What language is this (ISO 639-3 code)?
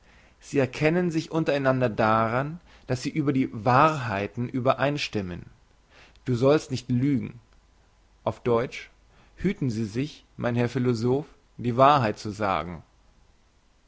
deu